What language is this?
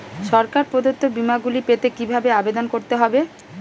Bangla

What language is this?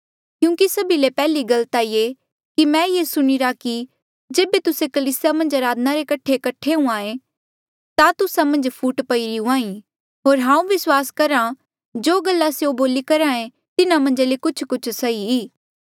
Mandeali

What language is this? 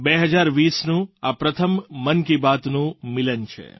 Gujarati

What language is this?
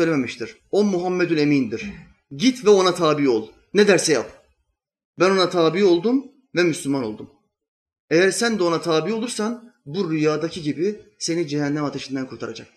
Turkish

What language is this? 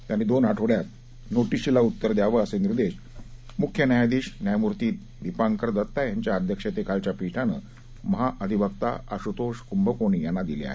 Marathi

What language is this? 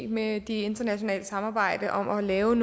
Danish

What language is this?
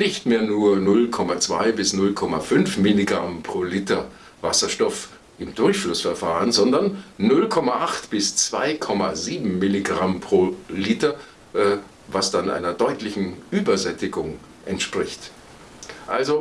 German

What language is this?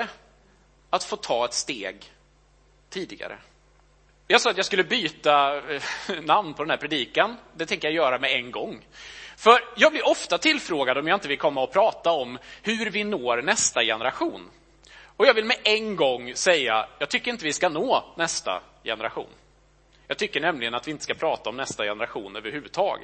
Swedish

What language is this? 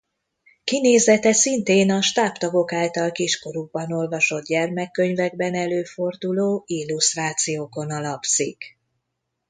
Hungarian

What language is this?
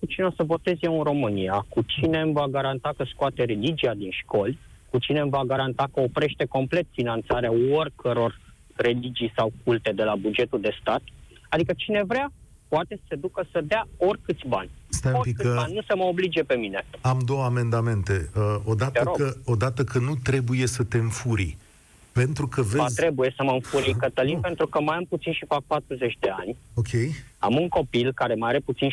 Romanian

